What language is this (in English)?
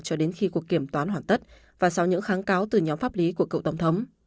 Vietnamese